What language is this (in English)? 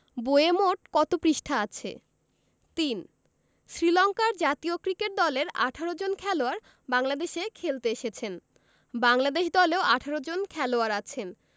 Bangla